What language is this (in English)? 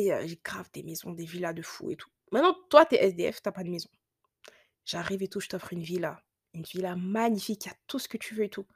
French